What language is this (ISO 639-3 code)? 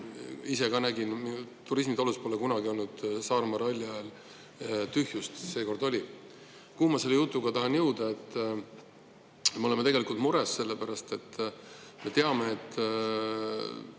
est